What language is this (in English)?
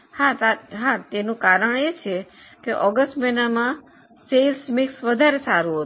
Gujarati